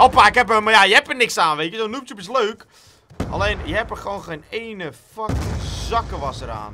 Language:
Dutch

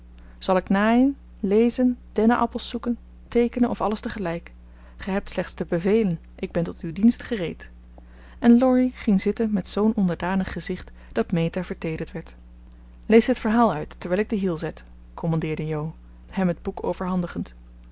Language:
Dutch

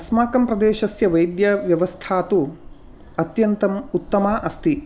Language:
Sanskrit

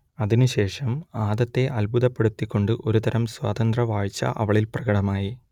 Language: Malayalam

